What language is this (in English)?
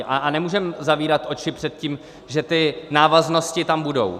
Czech